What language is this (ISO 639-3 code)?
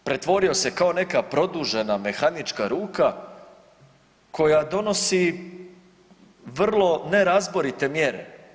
hrv